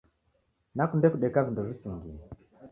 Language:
Taita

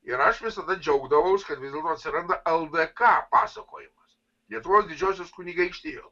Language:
Lithuanian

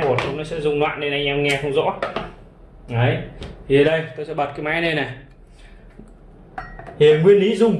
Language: Vietnamese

